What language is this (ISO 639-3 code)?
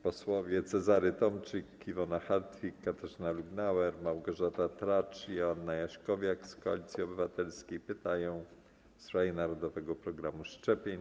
pol